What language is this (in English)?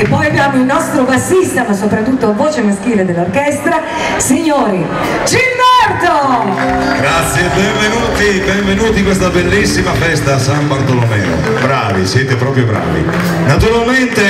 Italian